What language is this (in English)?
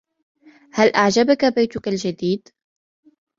Arabic